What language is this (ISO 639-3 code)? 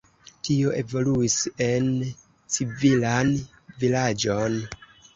epo